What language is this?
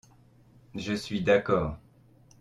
French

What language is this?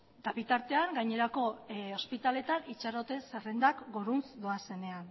Basque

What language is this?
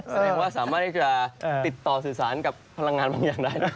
Thai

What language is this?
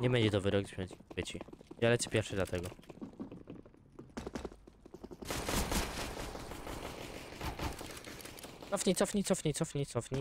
Polish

